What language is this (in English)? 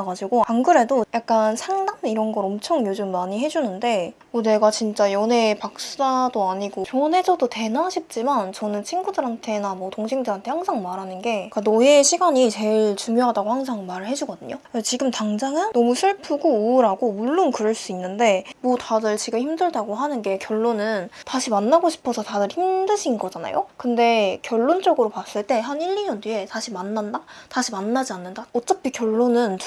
Korean